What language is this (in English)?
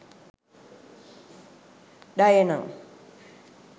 Sinhala